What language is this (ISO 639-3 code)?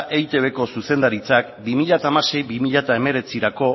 eus